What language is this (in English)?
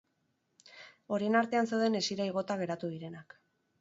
Basque